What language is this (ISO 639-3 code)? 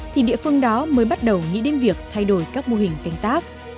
vie